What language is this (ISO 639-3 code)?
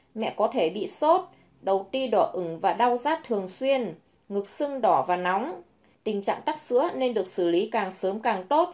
vie